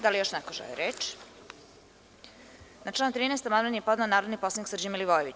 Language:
Serbian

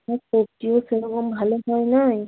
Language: Bangla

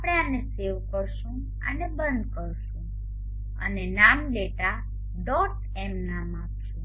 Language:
Gujarati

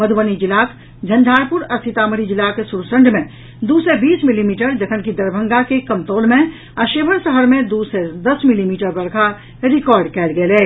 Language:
Maithili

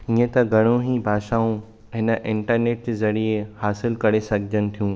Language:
Sindhi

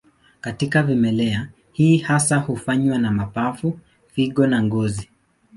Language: Swahili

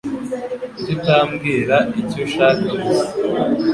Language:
Kinyarwanda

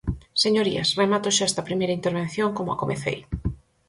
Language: Galician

